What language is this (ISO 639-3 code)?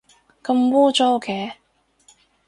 yue